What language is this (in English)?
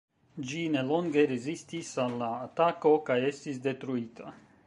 Esperanto